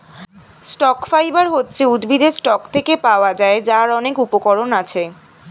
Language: Bangla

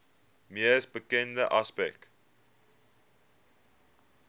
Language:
Afrikaans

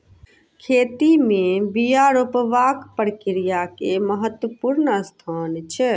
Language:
Maithili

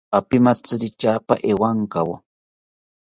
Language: South Ucayali Ashéninka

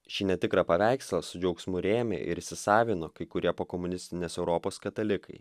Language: Lithuanian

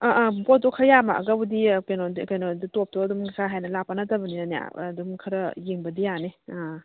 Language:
Manipuri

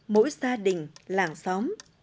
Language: Vietnamese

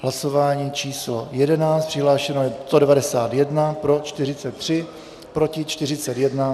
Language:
Czech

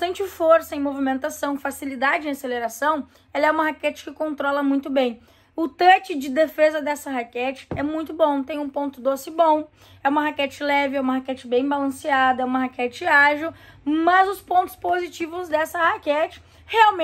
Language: Portuguese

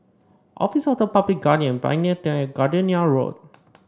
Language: English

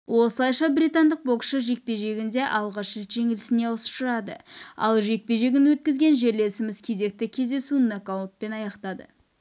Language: Kazakh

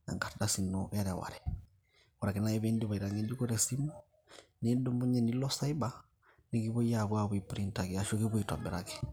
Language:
Masai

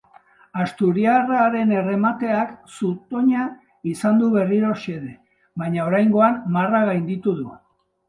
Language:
Basque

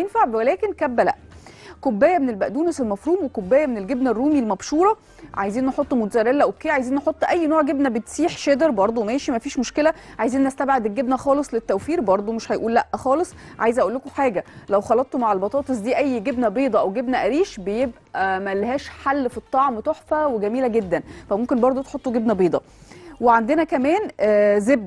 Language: Arabic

